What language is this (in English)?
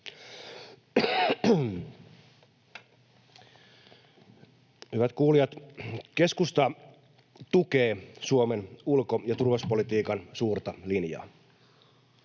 Finnish